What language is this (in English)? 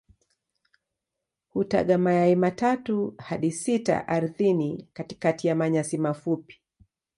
Swahili